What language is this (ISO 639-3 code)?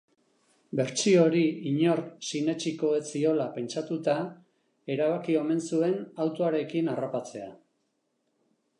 eus